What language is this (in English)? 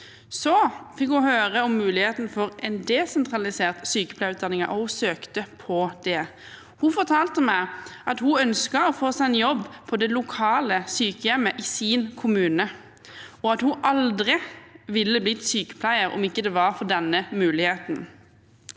Norwegian